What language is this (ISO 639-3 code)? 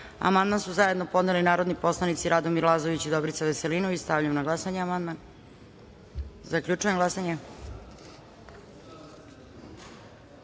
srp